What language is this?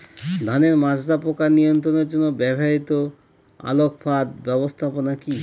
Bangla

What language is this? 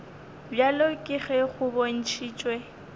Northern Sotho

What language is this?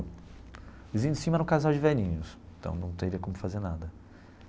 Portuguese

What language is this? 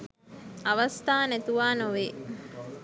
Sinhala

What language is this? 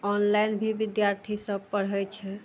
Maithili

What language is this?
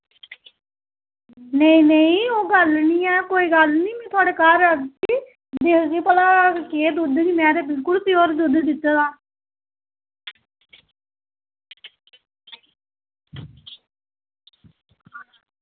Dogri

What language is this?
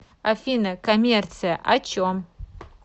Russian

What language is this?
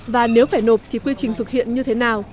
Vietnamese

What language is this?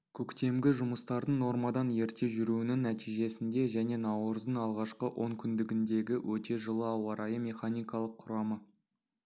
Kazakh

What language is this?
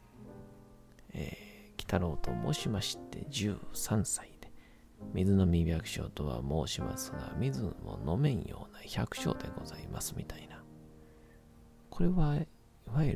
Japanese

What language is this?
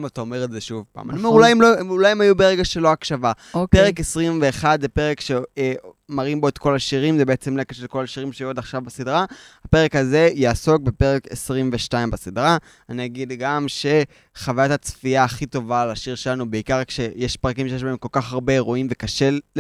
Hebrew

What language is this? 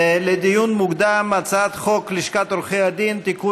Hebrew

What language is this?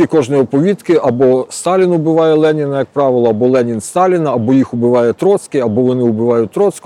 Ukrainian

